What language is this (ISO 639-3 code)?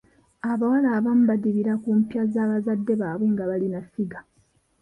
lug